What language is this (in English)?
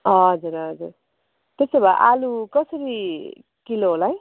Nepali